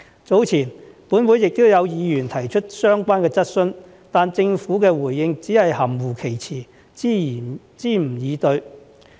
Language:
Cantonese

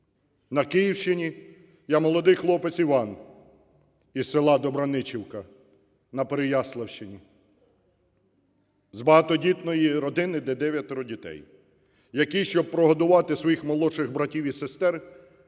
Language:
Ukrainian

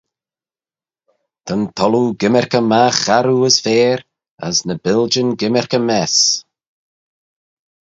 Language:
Manx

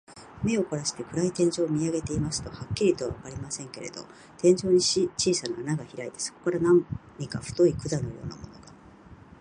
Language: Japanese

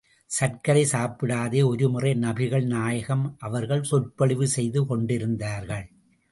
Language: Tamil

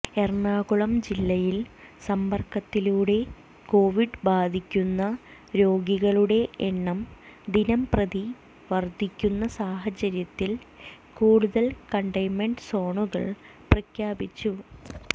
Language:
Malayalam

